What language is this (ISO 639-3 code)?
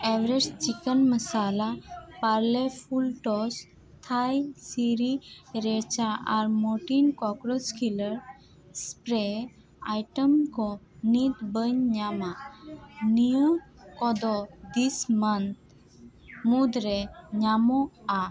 sat